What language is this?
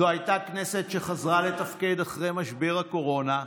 Hebrew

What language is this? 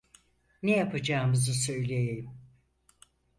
Turkish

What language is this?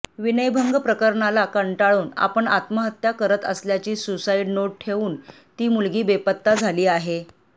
Marathi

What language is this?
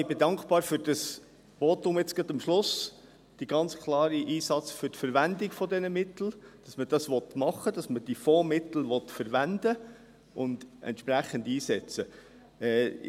Swiss German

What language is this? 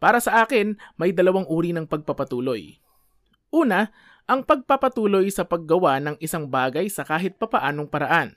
Filipino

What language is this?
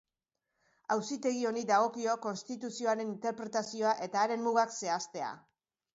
Basque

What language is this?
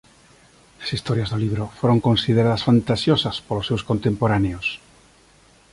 Galician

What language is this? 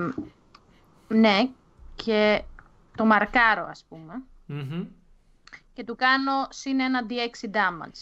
Greek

